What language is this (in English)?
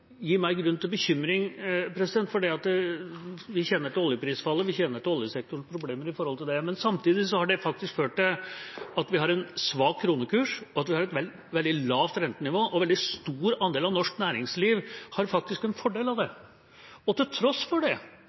Norwegian Bokmål